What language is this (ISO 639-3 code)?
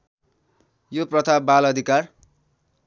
nep